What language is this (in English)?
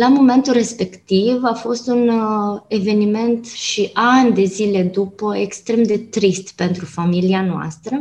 Romanian